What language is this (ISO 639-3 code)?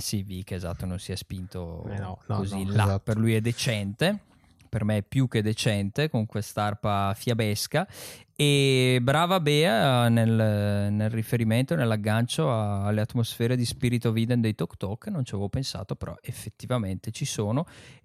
ita